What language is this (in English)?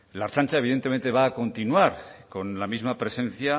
Spanish